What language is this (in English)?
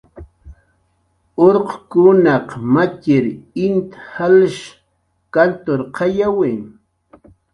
Jaqaru